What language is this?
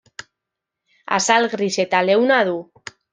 Basque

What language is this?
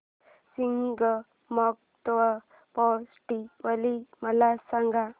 Marathi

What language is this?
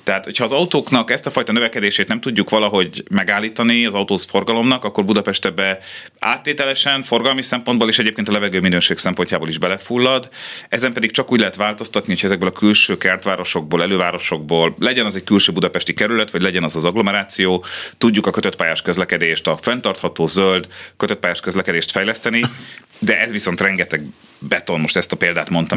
Hungarian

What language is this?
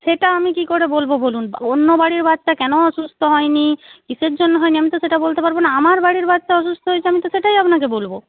Bangla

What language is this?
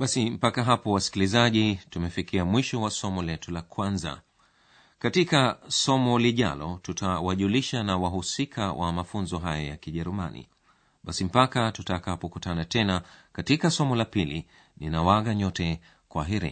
Swahili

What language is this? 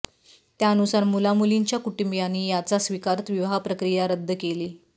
Marathi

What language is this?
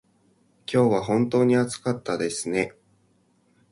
Japanese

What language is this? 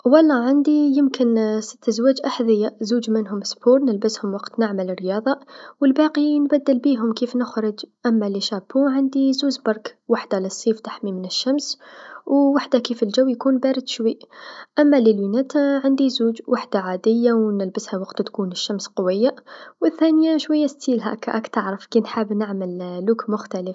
Tunisian Arabic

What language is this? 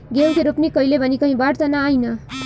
Bhojpuri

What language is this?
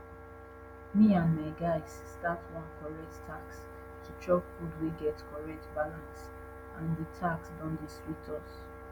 Nigerian Pidgin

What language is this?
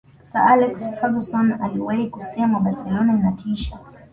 Swahili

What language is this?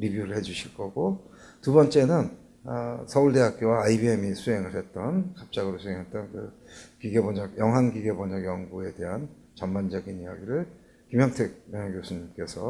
Korean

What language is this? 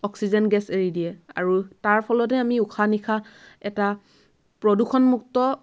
Assamese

